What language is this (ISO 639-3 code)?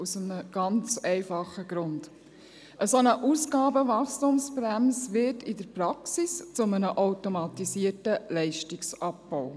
gsw